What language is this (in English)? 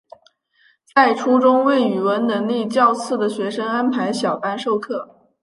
Chinese